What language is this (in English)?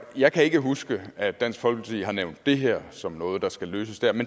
Danish